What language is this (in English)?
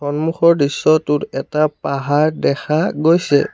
Assamese